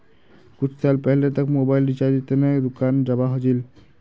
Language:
Magahi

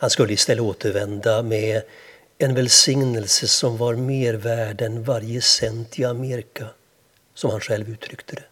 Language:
Swedish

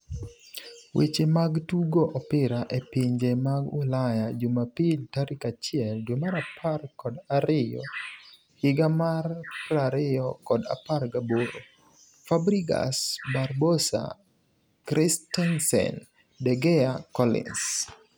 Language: Luo (Kenya and Tanzania)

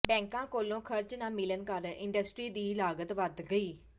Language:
Punjabi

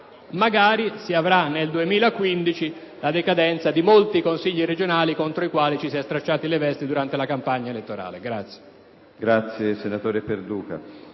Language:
Italian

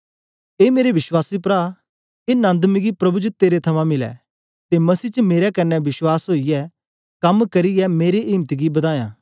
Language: Dogri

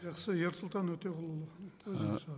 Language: Kazakh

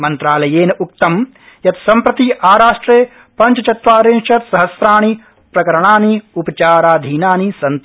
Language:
Sanskrit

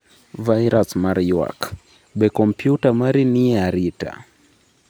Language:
Luo (Kenya and Tanzania)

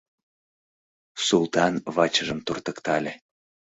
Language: Mari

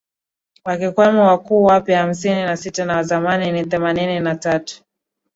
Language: Swahili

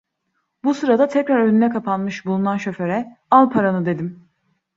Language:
Turkish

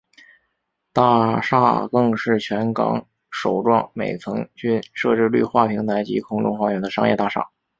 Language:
Chinese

